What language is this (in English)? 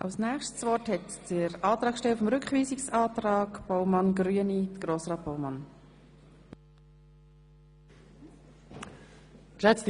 Swiss German